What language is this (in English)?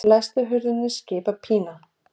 Icelandic